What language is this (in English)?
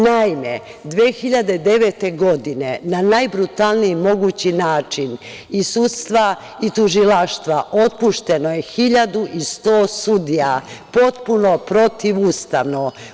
Serbian